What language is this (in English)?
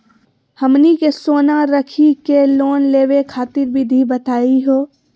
Magahi